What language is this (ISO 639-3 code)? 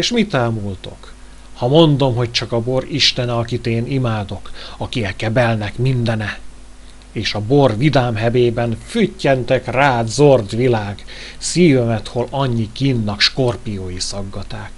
hun